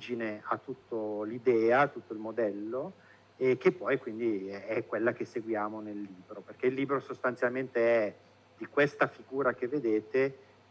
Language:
Italian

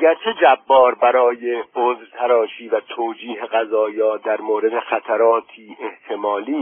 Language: Persian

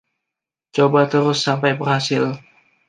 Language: Indonesian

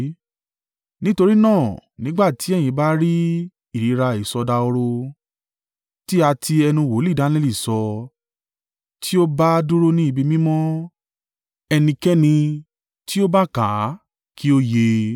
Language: Yoruba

